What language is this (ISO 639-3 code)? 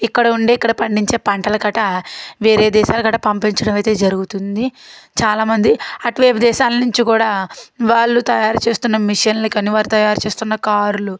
tel